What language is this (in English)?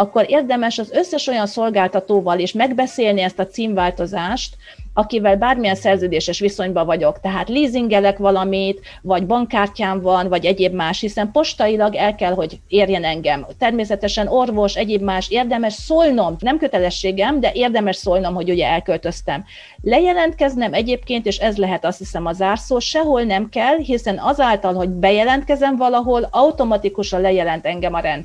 Hungarian